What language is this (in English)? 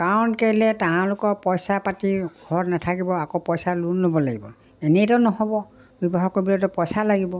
Assamese